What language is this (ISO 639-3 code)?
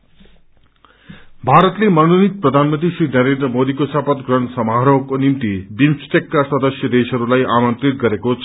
nep